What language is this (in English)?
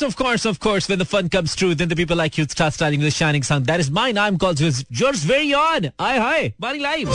Hindi